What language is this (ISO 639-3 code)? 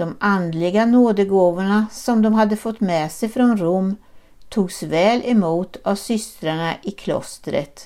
swe